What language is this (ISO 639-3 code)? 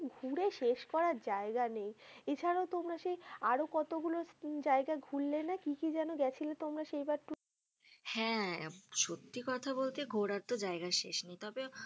ben